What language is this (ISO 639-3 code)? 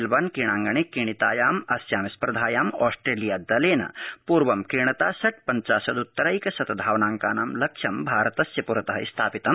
san